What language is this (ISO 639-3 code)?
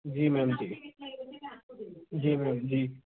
hin